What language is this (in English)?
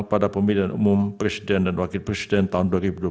Indonesian